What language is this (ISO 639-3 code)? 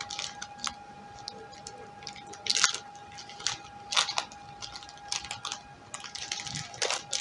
ell